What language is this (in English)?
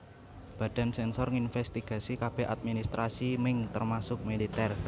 Javanese